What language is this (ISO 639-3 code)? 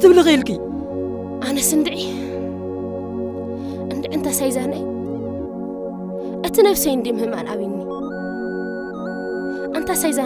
ara